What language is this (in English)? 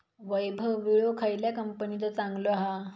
Marathi